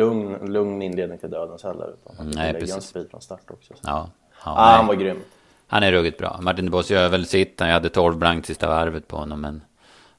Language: Swedish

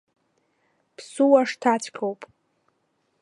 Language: Abkhazian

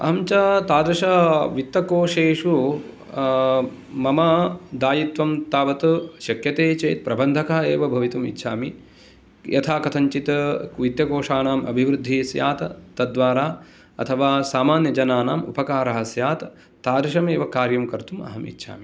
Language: Sanskrit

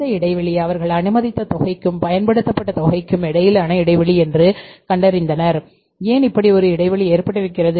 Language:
Tamil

